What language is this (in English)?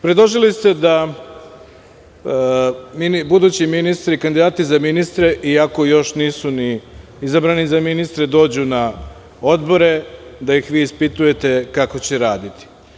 Serbian